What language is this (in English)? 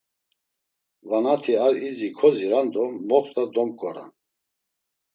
Laz